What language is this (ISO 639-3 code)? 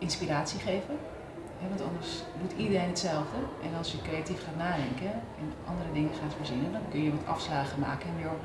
nld